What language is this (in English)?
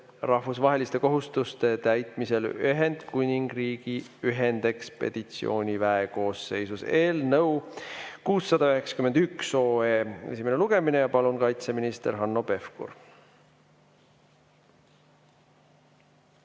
Estonian